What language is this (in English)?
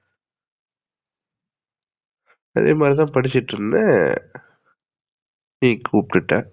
Tamil